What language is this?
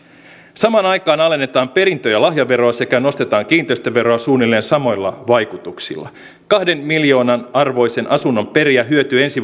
Finnish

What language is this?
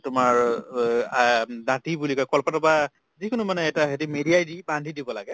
Assamese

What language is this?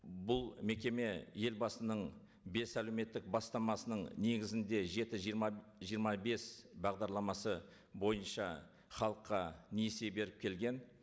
Kazakh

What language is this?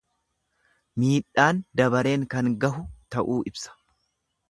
Oromo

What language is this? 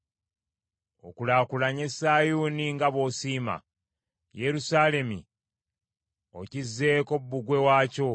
Ganda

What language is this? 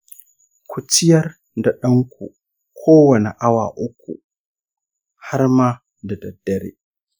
Hausa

